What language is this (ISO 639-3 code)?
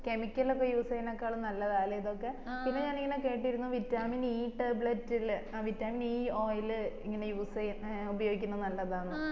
mal